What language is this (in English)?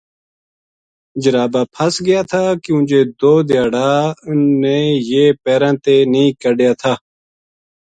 Gujari